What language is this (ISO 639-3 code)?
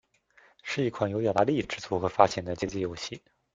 zho